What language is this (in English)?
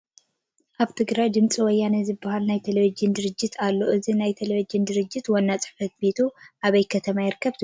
Tigrinya